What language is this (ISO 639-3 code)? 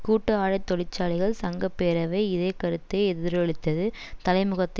tam